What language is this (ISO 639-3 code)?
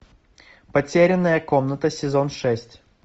rus